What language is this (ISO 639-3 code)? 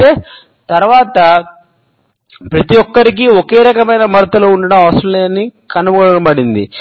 tel